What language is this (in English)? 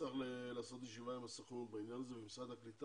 Hebrew